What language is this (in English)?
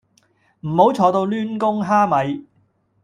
Cantonese